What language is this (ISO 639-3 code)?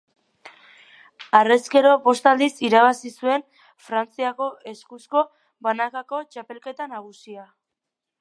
eus